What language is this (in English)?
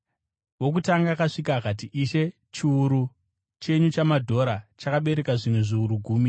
Shona